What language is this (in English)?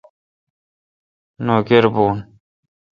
Kalkoti